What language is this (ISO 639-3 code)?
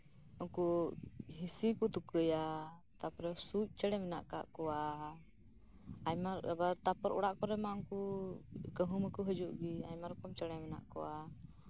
sat